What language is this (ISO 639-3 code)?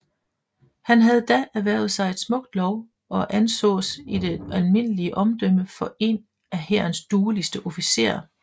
dan